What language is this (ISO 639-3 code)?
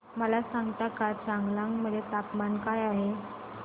mar